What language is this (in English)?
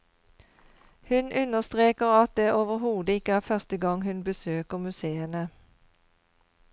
Norwegian